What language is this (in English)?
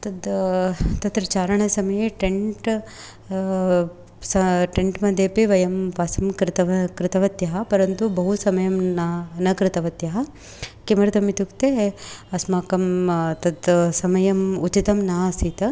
Sanskrit